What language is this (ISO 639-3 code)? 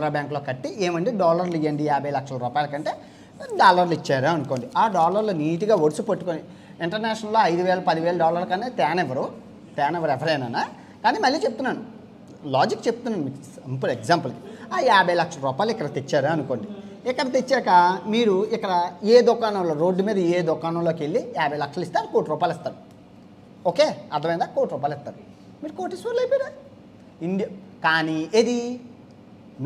ind